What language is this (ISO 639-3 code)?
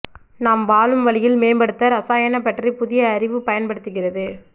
tam